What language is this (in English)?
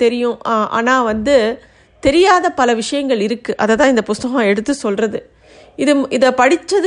Tamil